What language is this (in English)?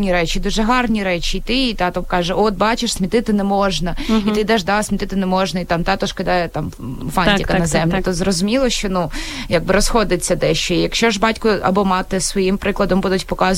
Ukrainian